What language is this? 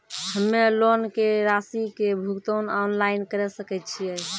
Maithili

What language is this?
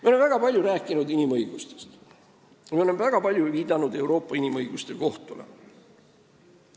Estonian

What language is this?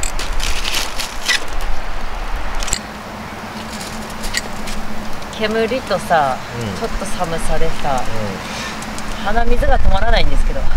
Japanese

